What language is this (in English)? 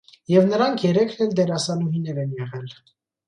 Armenian